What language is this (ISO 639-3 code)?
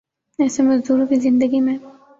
urd